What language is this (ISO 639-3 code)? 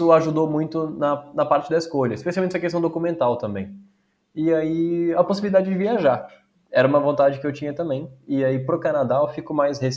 por